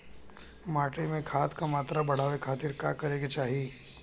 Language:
Bhojpuri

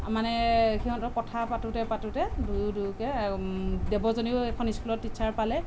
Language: Assamese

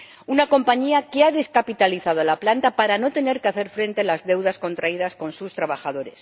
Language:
Spanish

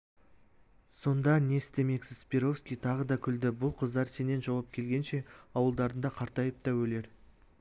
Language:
Kazakh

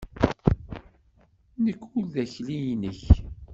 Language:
Kabyle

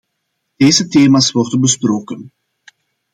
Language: Dutch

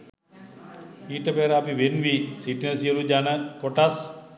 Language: Sinhala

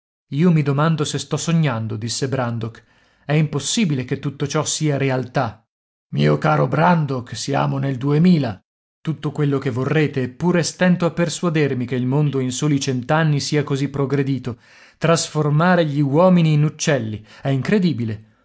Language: Italian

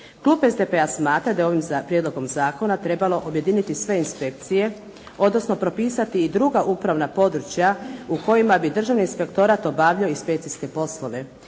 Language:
Croatian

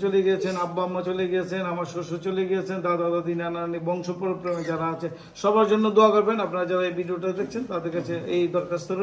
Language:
Romanian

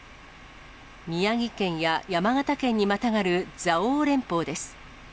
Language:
Japanese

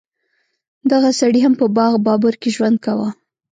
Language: Pashto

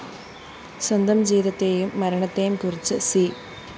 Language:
Malayalam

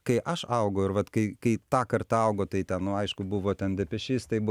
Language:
Lithuanian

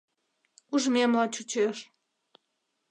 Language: Mari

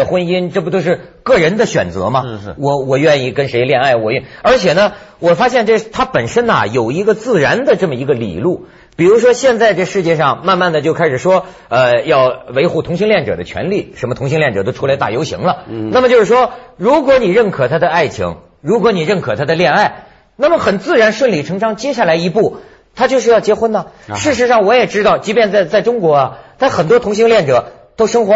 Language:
Chinese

